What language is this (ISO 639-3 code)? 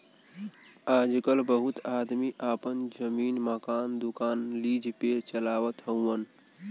bho